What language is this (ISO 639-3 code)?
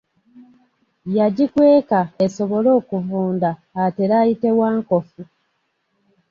lug